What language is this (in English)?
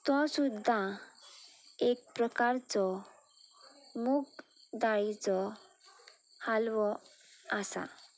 Konkani